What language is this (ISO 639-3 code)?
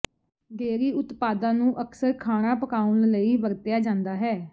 pan